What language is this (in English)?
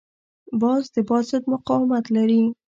Pashto